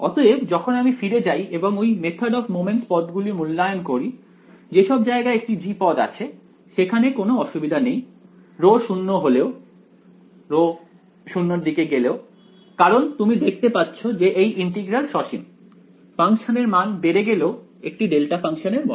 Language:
Bangla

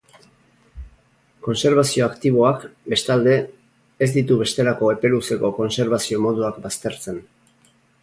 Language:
Basque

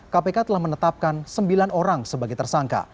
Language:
Indonesian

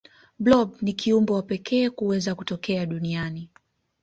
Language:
Swahili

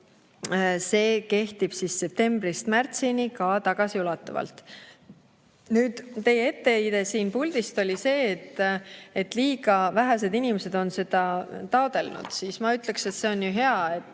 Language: Estonian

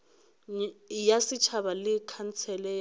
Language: Northern Sotho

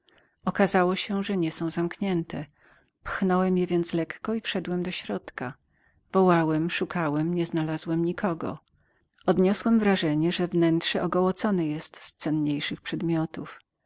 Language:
Polish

